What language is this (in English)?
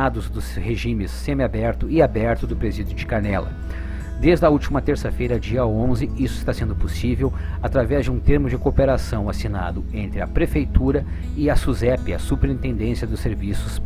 Portuguese